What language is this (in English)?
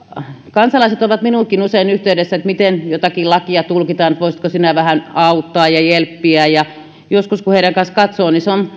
Finnish